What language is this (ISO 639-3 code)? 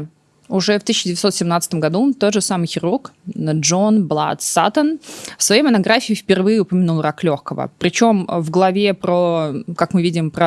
rus